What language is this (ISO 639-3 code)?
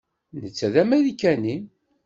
kab